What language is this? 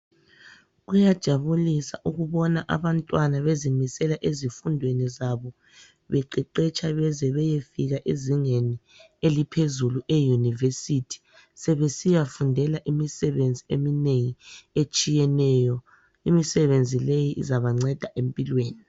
North Ndebele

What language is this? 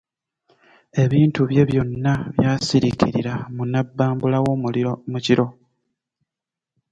Ganda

